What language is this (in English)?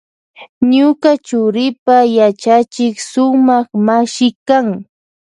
Loja Highland Quichua